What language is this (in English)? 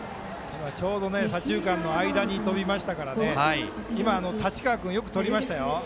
Japanese